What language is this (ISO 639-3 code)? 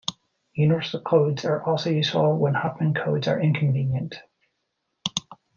eng